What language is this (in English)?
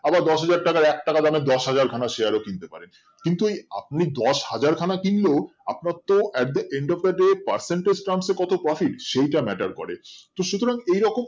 Bangla